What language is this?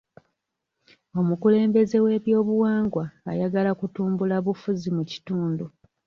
Ganda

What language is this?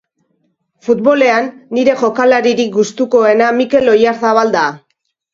Basque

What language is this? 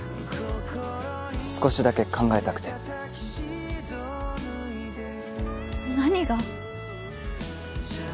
Japanese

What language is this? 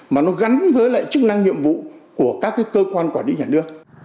Vietnamese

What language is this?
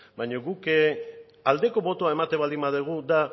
Basque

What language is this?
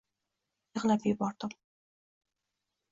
Uzbek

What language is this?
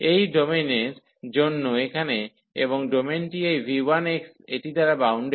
Bangla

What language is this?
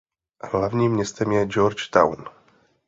Czech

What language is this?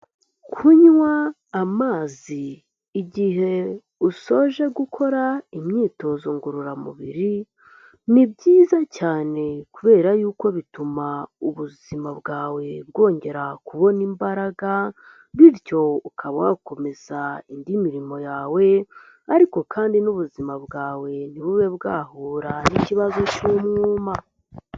Kinyarwanda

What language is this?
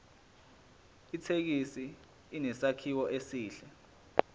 Zulu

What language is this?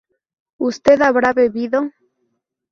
Spanish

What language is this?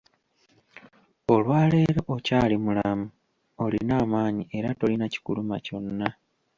Ganda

